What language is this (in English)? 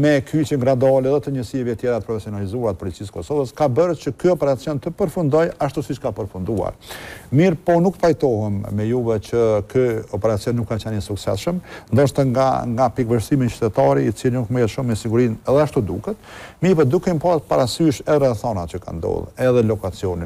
Romanian